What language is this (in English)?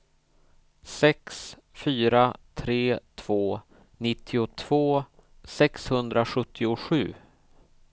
Swedish